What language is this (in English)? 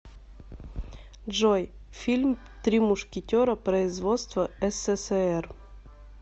Russian